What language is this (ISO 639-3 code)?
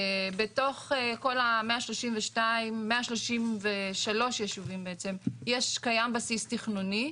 heb